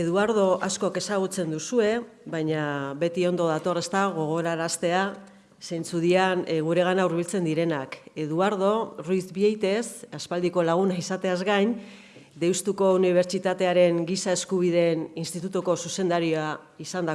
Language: Spanish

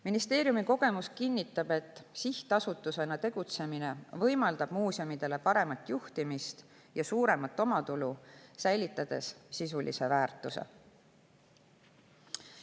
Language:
Estonian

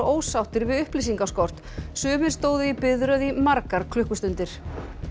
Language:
Icelandic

